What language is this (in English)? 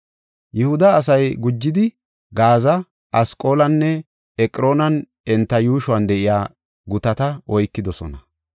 Gofa